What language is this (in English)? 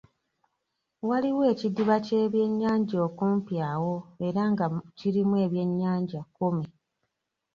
Ganda